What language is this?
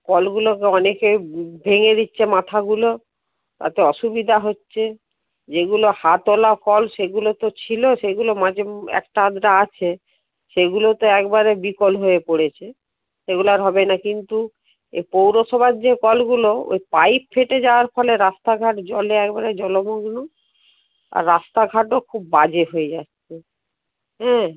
Bangla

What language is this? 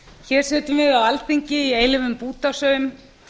Icelandic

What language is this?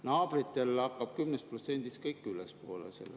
Estonian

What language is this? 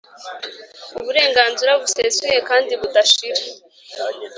Kinyarwanda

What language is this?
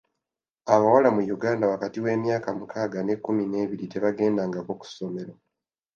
Ganda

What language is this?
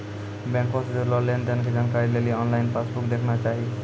Maithili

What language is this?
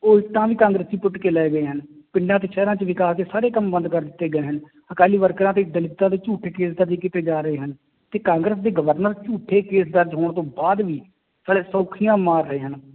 Punjabi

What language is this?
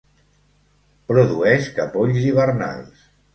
Catalan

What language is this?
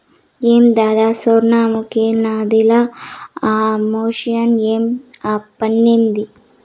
Telugu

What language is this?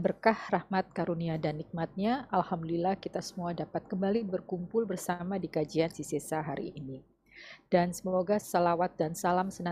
Indonesian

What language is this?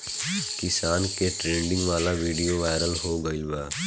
Bhojpuri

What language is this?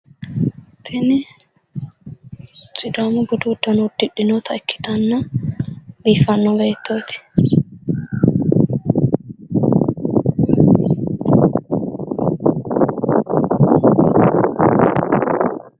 Sidamo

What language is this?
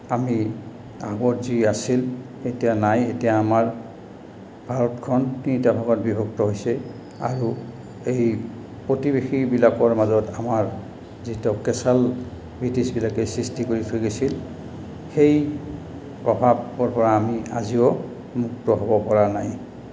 Assamese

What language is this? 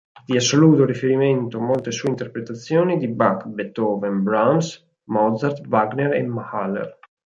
Italian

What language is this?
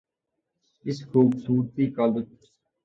Urdu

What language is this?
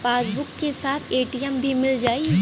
Bhojpuri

